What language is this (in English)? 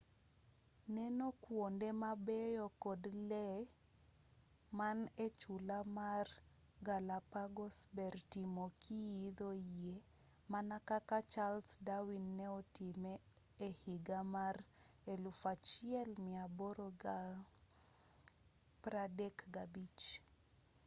Luo (Kenya and Tanzania)